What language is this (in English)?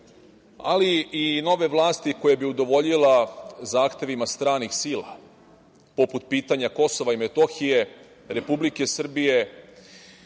Serbian